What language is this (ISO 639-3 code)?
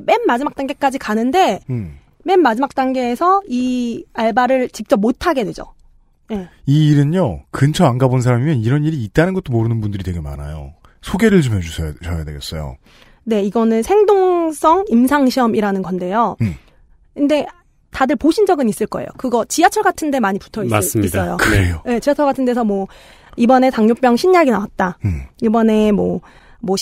kor